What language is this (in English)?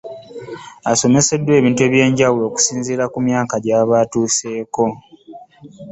Ganda